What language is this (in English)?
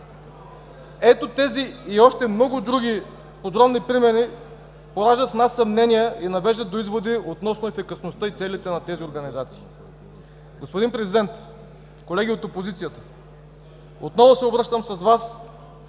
Bulgarian